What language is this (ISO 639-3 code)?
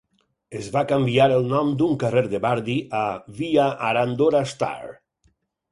cat